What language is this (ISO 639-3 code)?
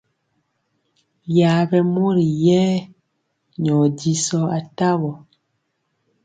mcx